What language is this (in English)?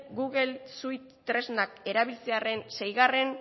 Basque